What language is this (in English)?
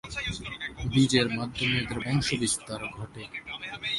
Bangla